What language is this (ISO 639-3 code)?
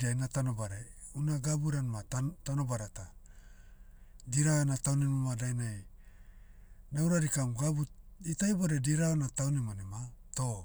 meu